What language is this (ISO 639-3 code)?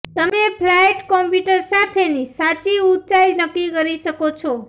guj